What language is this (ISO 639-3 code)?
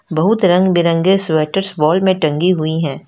hin